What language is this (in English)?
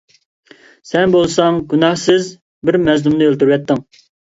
Uyghur